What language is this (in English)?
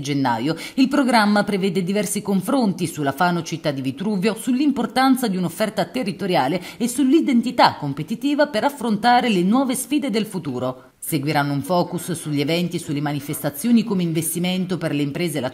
Italian